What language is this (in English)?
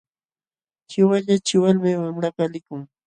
Jauja Wanca Quechua